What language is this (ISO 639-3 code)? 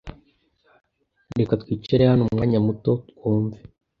kin